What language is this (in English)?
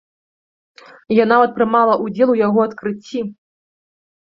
Belarusian